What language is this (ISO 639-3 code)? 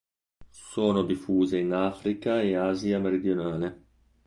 ita